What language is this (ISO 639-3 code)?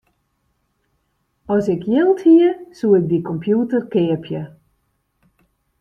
fry